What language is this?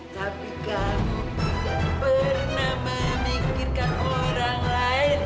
Indonesian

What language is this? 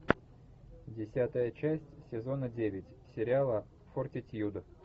Russian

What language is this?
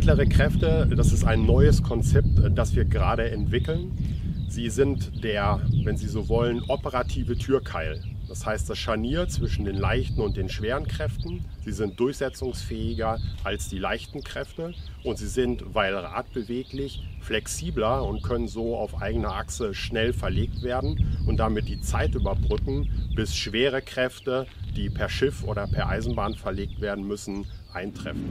German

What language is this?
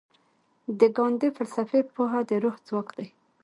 Pashto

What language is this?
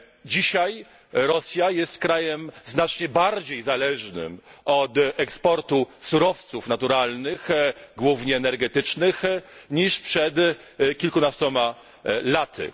Polish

